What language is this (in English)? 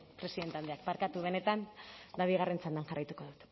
Basque